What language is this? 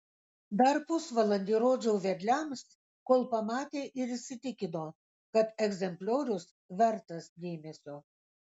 Lithuanian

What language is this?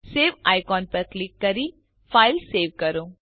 Gujarati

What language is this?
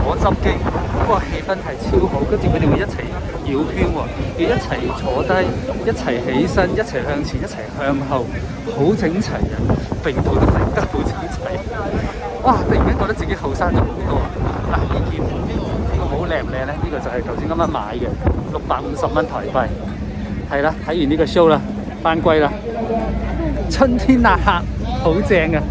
Chinese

